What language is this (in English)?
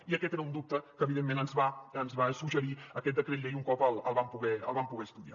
Catalan